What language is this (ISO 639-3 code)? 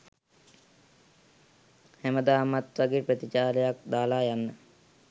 sin